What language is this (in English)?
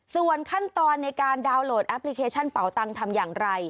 Thai